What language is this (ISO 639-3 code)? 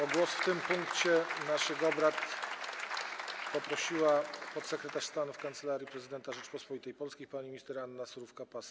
pol